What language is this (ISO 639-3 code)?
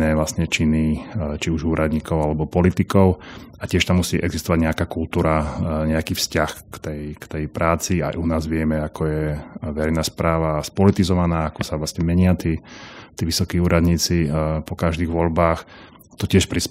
slk